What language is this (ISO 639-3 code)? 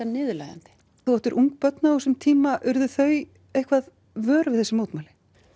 isl